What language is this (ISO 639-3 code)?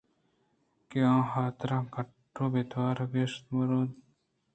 bgp